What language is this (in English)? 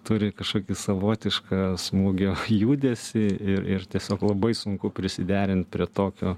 Lithuanian